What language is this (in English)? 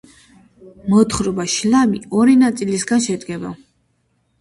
Georgian